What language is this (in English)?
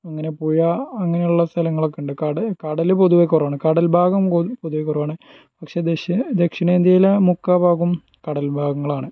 Malayalam